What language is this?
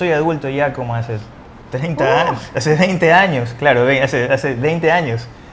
Spanish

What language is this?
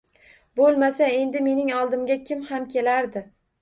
Uzbek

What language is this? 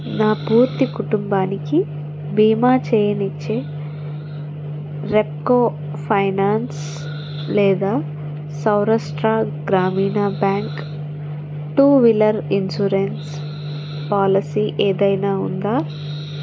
Telugu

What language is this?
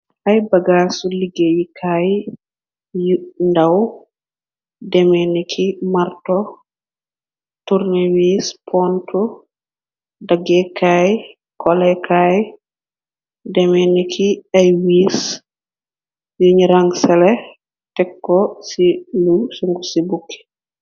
Wolof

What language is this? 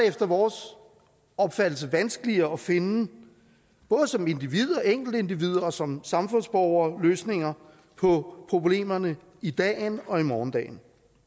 Danish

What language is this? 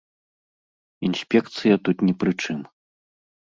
Belarusian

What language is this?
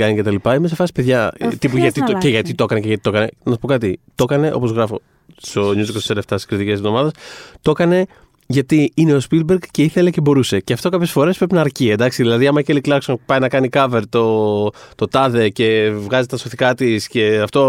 Greek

